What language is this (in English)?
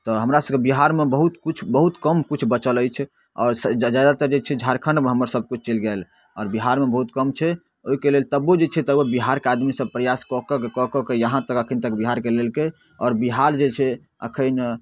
Maithili